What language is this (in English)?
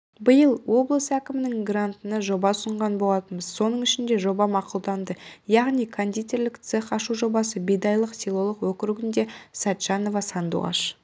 Kazakh